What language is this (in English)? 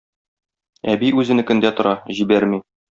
Tatar